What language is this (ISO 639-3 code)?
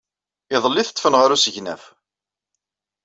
kab